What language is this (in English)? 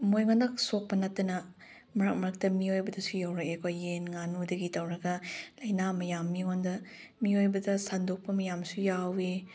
Manipuri